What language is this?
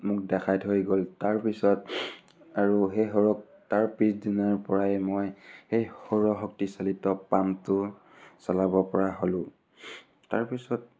Assamese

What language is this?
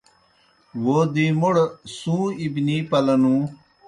Kohistani Shina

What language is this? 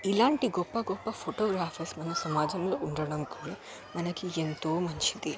Telugu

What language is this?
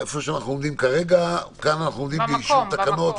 Hebrew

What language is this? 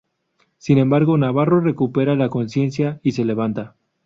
Spanish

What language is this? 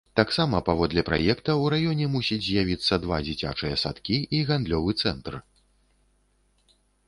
Belarusian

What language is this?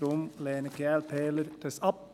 Swiss German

